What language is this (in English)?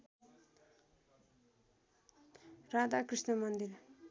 Nepali